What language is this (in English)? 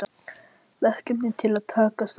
Icelandic